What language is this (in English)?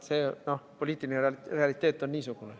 Estonian